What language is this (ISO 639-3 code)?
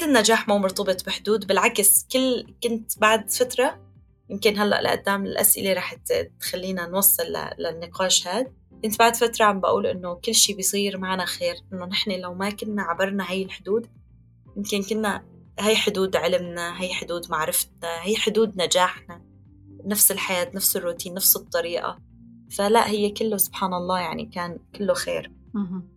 ara